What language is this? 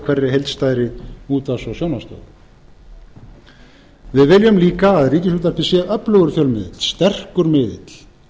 Icelandic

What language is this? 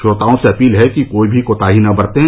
Hindi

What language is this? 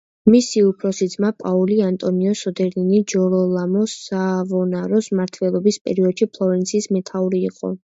Georgian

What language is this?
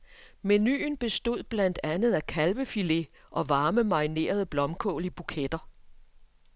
Danish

